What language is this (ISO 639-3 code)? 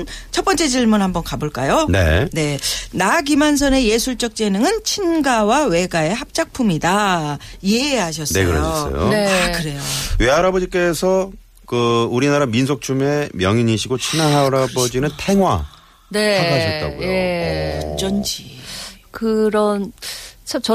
kor